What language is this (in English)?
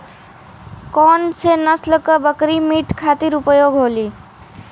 Bhojpuri